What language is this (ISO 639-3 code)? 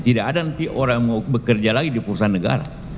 ind